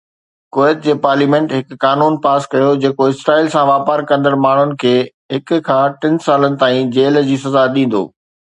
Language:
Sindhi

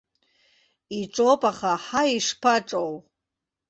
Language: Abkhazian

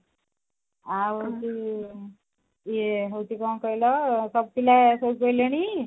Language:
Odia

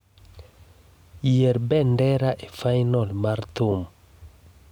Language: Luo (Kenya and Tanzania)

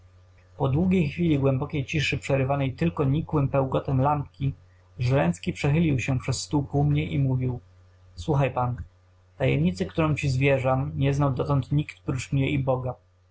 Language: Polish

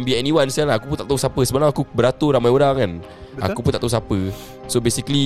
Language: Malay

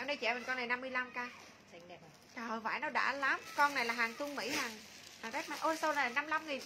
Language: Vietnamese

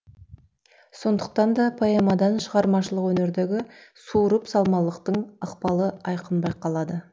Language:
Kazakh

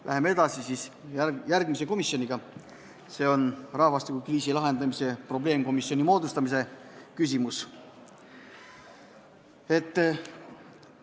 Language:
Estonian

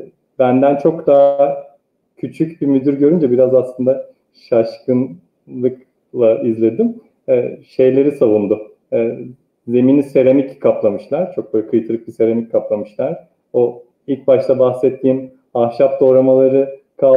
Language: Turkish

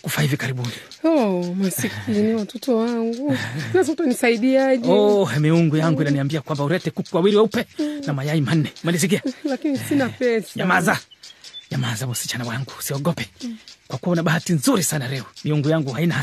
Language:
Swahili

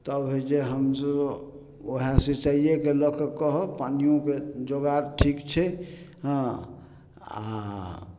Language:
Maithili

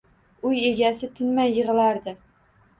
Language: Uzbek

